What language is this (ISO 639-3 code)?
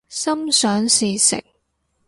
yue